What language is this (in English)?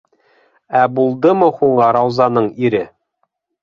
Bashkir